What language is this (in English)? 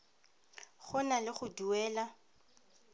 Tswana